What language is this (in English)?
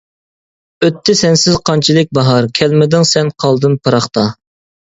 Uyghur